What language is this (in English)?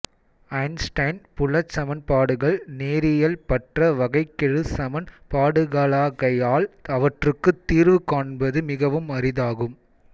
Tamil